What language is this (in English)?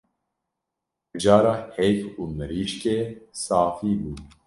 Kurdish